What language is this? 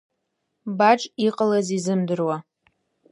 Abkhazian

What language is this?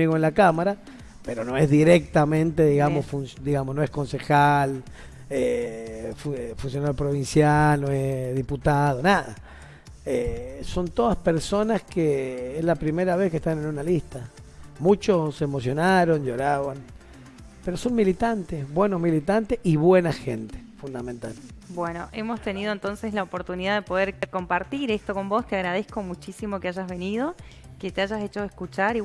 Spanish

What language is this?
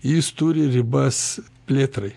Lithuanian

